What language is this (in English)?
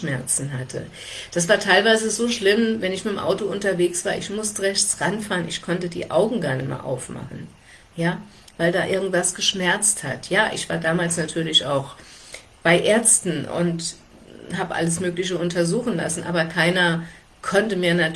German